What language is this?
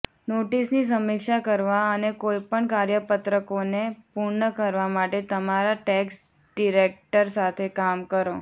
Gujarati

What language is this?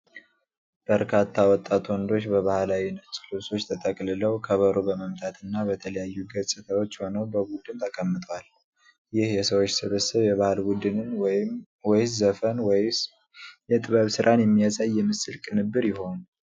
Amharic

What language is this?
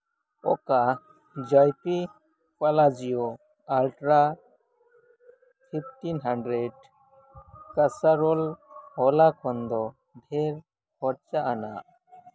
Santali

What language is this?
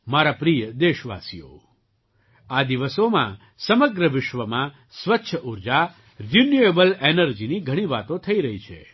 Gujarati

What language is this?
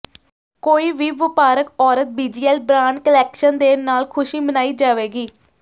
Punjabi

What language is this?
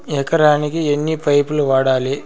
Telugu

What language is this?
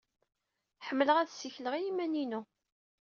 Kabyle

